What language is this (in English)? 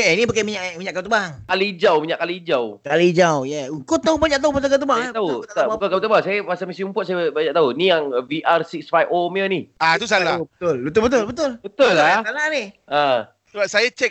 Malay